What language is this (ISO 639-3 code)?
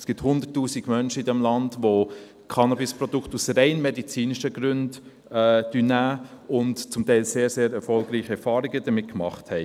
gsw